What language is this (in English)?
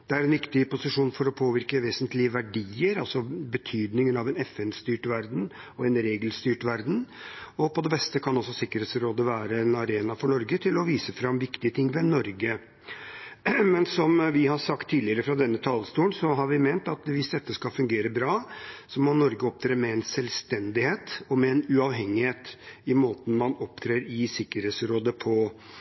Norwegian Bokmål